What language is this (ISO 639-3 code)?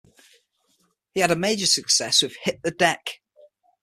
eng